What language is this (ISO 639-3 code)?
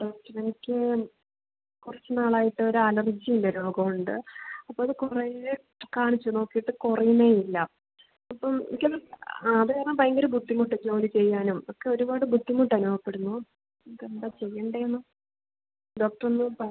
mal